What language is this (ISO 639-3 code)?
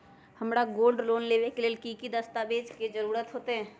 mag